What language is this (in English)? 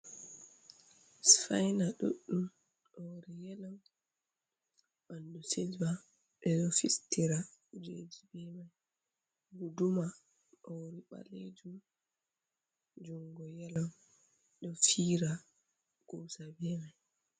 Fula